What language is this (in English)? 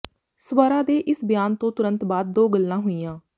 Punjabi